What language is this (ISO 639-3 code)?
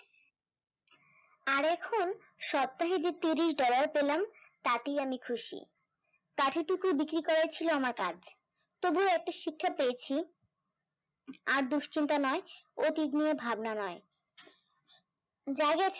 ben